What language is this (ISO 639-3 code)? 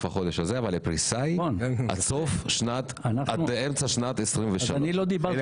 heb